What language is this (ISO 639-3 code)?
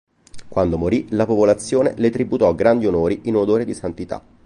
ita